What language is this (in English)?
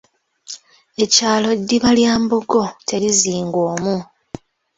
Ganda